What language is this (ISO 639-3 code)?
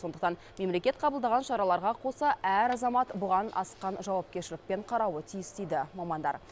kaz